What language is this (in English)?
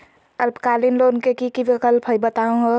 Magahi